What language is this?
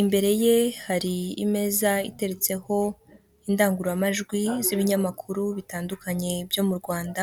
Kinyarwanda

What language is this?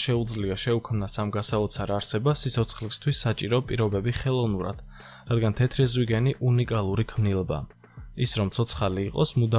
Latvian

